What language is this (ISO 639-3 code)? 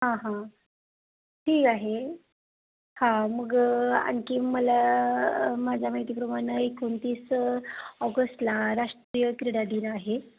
mar